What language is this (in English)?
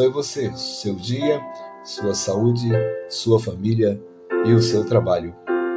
Portuguese